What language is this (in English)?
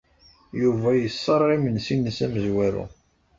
Kabyle